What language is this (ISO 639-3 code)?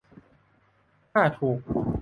tha